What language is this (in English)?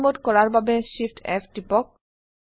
Assamese